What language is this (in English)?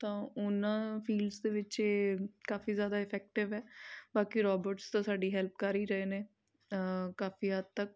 Punjabi